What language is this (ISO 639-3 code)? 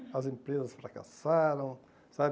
por